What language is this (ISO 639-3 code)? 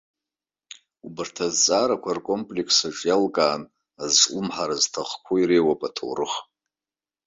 abk